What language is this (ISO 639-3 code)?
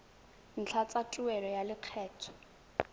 tsn